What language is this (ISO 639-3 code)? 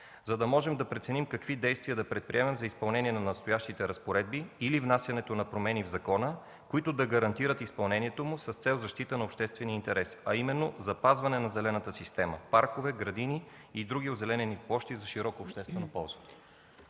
bul